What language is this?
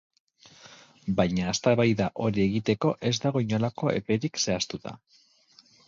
Basque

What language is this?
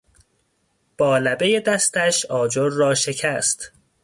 Persian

